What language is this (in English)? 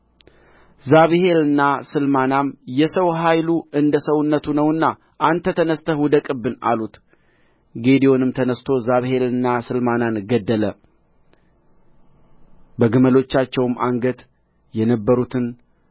Amharic